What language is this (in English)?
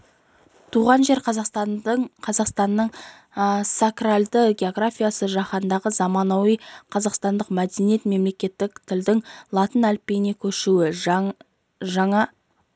Kazakh